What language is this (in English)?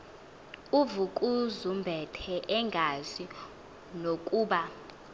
Xhosa